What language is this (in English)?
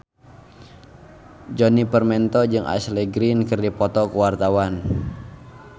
Sundanese